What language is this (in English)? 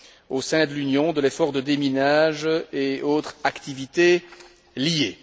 French